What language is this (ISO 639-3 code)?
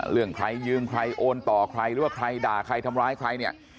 tha